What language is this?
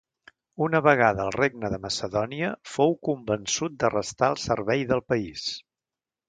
Catalan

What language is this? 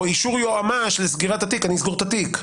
Hebrew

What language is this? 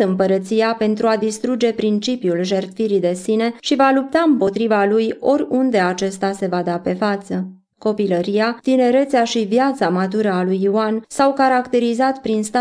Romanian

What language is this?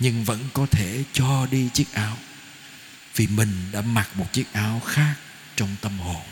Vietnamese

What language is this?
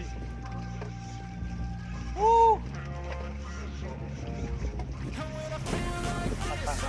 Indonesian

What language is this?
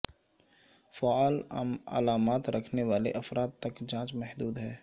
Urdu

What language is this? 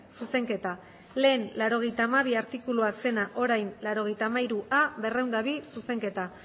Basque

